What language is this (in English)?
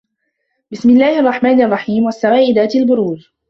Arabic